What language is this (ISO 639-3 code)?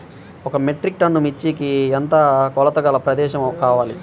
tel